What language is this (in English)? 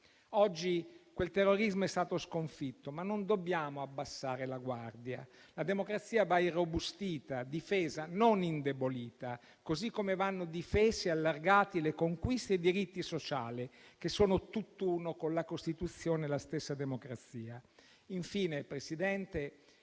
Italian